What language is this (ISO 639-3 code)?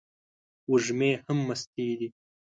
pus